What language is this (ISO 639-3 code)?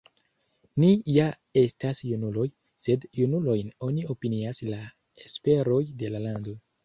epo